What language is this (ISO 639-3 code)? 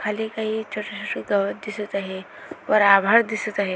mar